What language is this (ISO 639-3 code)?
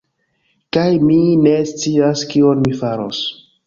epo